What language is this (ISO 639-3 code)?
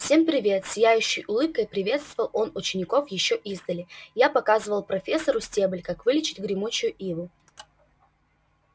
rus